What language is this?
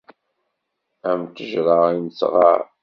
Kabyle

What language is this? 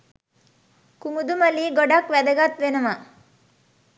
Sinhala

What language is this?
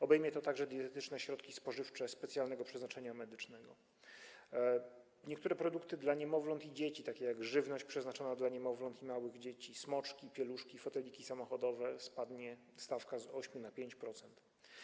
Polish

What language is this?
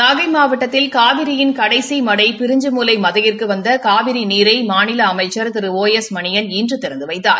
Tamil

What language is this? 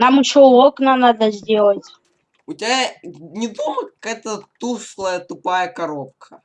Russian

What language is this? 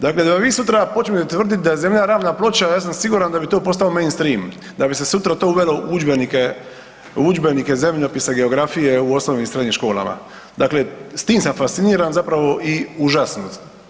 Croatian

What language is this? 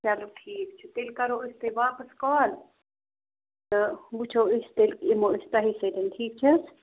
Kashmiri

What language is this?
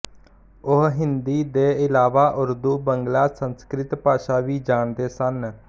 Punjabi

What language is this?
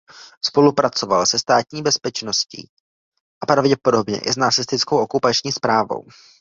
Czech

